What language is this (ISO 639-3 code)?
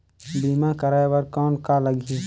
hne